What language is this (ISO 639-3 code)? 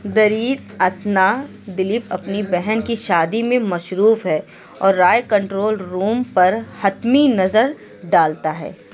urd